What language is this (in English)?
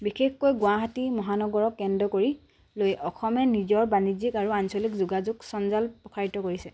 Assamese